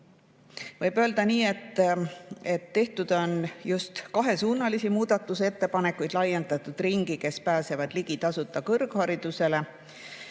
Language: Estonian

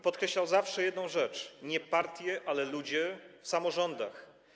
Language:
Polish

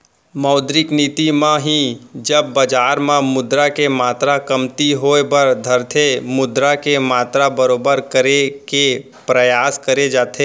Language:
Chhattisgarhi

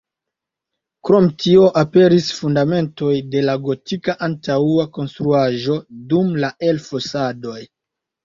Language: Esperanto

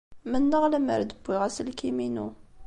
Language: Kabyle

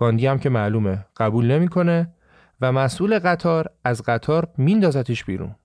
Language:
Persian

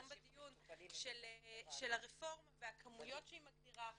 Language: Hebrew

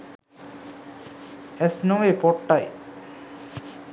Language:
Sinhala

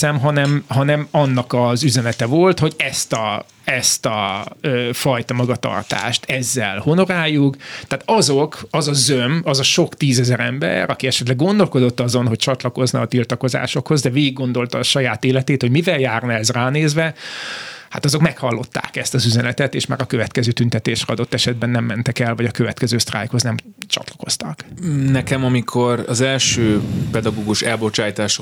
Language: Hungarian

